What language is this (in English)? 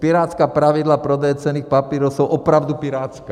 Czech